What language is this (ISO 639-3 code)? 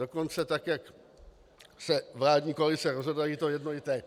ces